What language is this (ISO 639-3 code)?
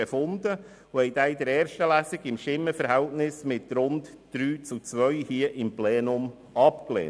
gsw